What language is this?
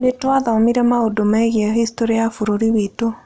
Kikuyu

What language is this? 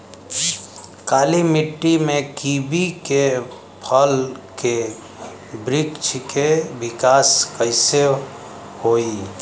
Bhojpuri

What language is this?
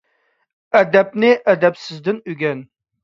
Uyghur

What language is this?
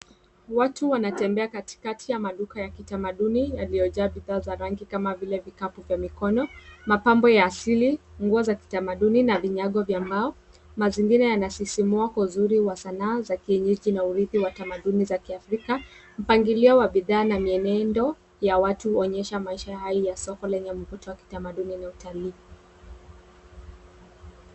Swahili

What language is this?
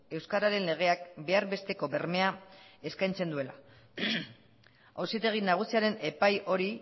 Basque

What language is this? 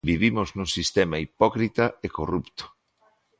Galician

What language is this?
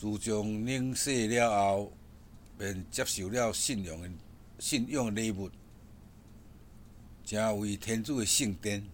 Chinese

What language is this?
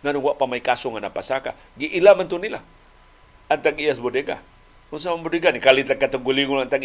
Filipino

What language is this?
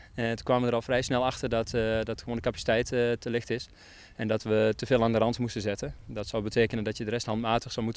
Dutch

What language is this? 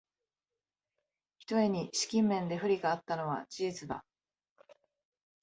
Japanese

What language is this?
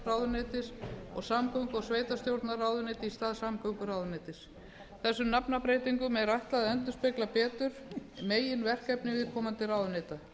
Icelandic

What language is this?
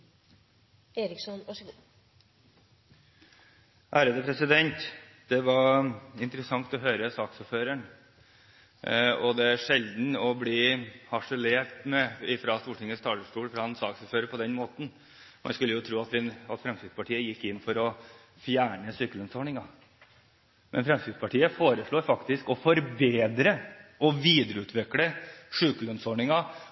Norwegian Bokmål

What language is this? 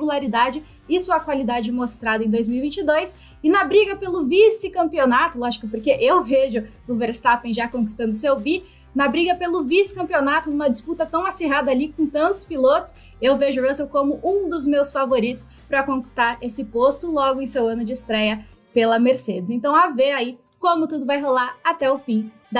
Portuguese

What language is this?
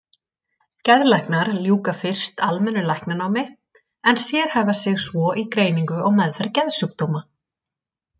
Icelandic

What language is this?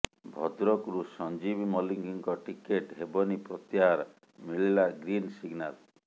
Odia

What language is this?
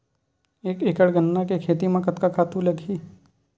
Chhattisgarhi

